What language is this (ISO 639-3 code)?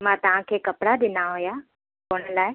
snd